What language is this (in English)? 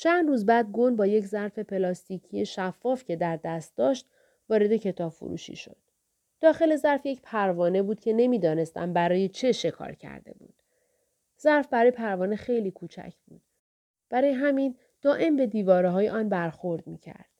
Persian